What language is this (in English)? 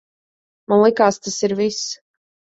Latvian